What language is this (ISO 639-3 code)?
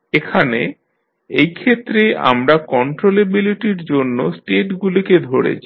ben